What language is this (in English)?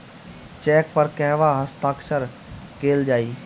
Bhojpuri